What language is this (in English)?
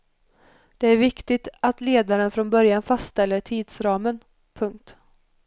Swedish